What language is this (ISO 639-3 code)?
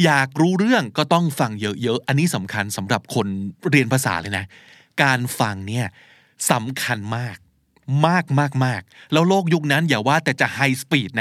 tha